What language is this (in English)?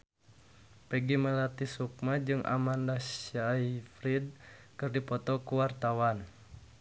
Sundanese